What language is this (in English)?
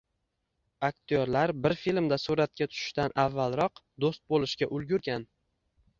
Uzbek